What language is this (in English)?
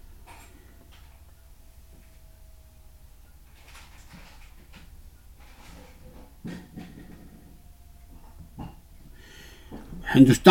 Urdu